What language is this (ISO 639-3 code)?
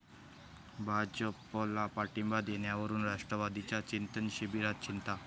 mar